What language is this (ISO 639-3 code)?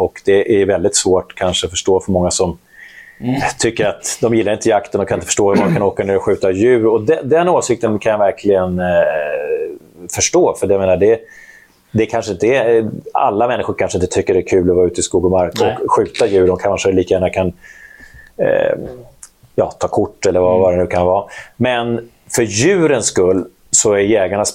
swe